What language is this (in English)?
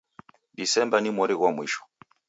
Taita